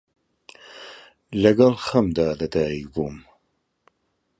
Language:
Central Kurdish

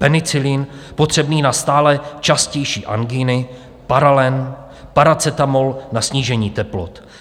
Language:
Czech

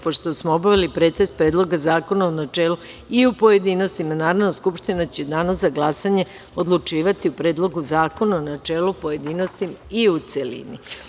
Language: Serbian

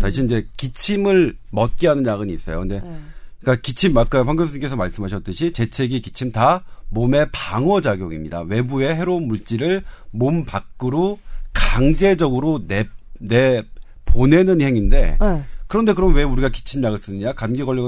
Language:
Korean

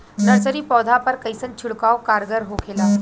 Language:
Bhojpuri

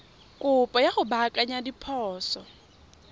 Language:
Tswana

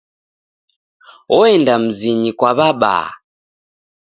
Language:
Taita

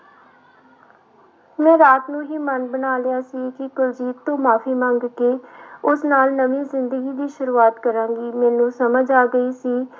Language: Punjabi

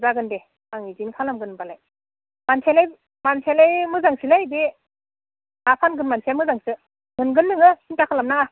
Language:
Bodo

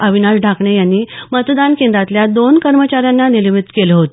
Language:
Marathi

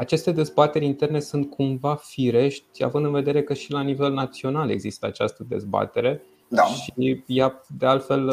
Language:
Romanian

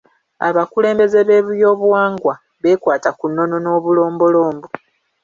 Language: Ganda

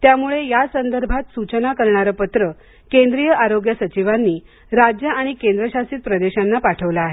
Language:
Marathi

